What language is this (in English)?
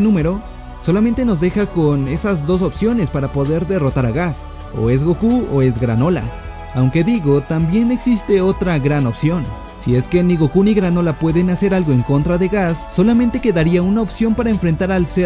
Spanish